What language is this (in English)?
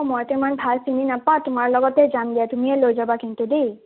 Assamese